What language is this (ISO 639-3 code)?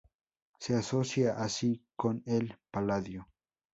spa